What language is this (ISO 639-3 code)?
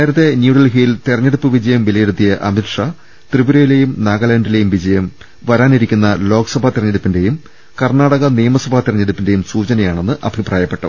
mal